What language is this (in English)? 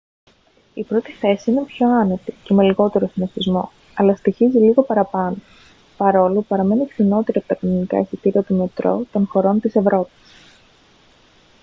Greek